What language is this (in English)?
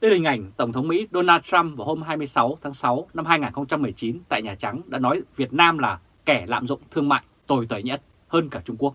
Vietnamese